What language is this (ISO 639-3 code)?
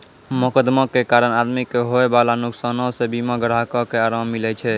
mai